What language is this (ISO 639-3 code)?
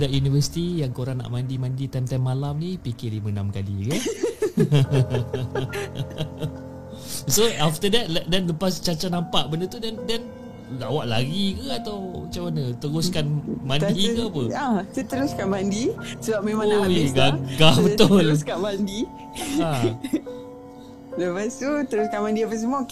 msa